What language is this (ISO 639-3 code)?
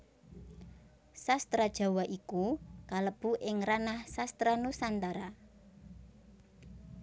jav